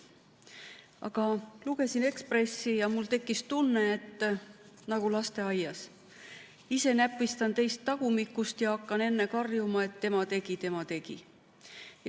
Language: Estonian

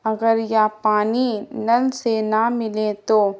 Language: Urdu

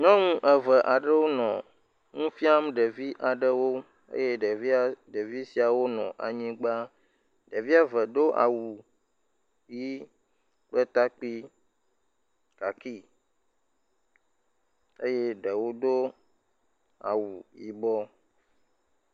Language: Ewe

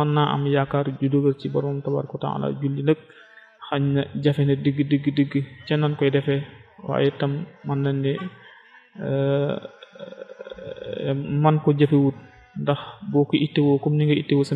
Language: Arabic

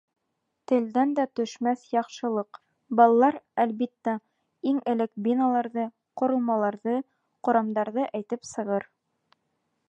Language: Bashkir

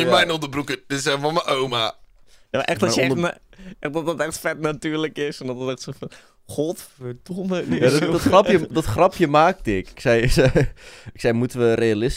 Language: Dutch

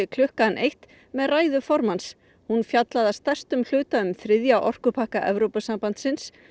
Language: Icelandic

